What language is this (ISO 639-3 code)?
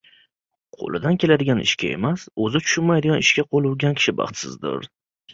uzb